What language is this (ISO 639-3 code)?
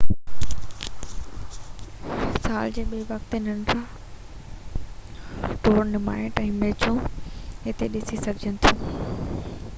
snd